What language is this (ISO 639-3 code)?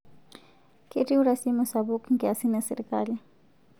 mas